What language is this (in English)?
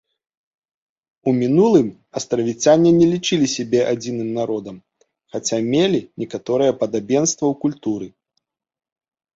Belarusian